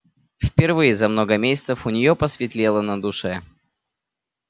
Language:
Russian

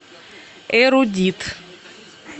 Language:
Russian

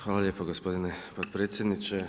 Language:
Croatian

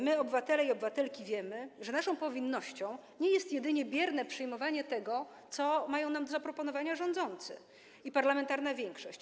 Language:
Polish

